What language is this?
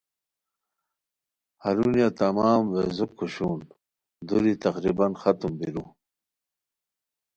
Khowar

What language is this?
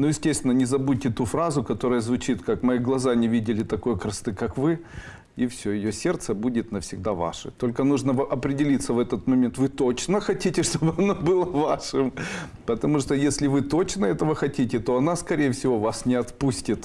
Russian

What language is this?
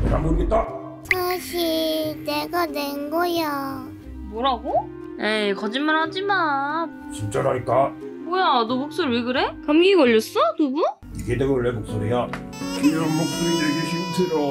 Korean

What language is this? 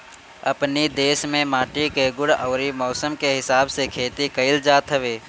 Bhojpuri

